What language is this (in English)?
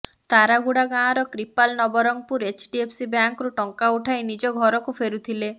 Odia